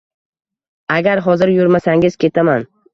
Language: Uzbek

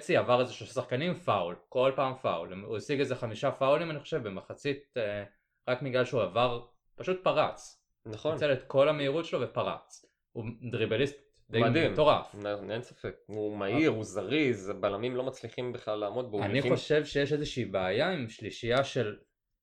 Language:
Hebrew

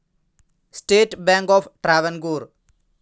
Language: Malayalam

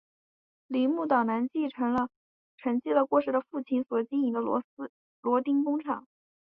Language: Chinese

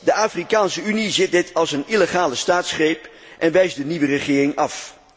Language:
Dutch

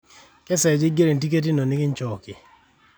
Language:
Masai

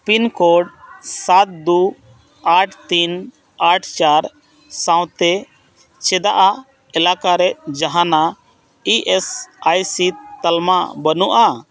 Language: Santali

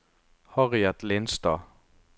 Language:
Norwegian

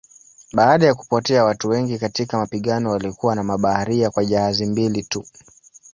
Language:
Swahili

